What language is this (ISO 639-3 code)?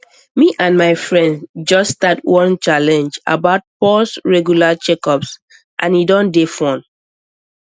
pcm